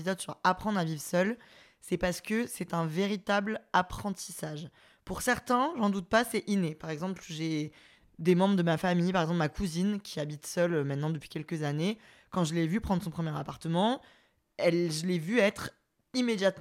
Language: French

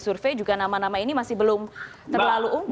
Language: Indonesian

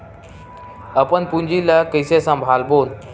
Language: Chhattisgarhi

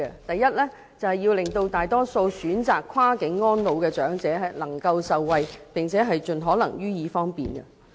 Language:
Cantonese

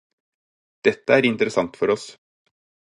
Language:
Norwegian Bokmål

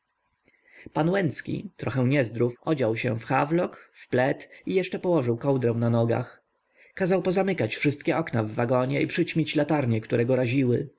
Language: Polish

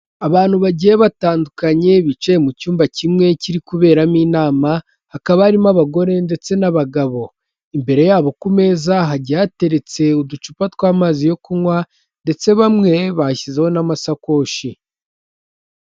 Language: Kinyarwanda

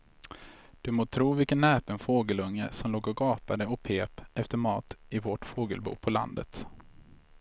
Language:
Swedish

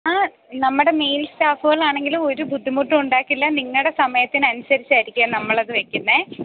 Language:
Malayalam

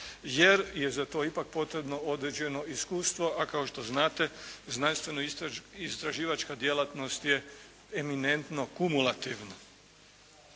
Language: Croatian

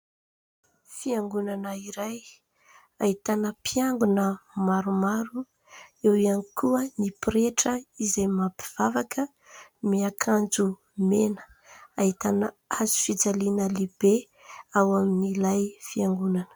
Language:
Malagasy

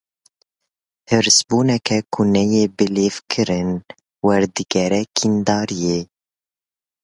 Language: Kurdish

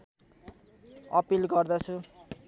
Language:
Nepali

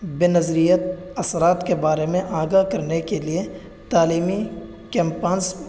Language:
Urdu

